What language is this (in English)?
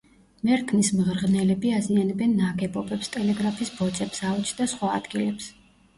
Georgian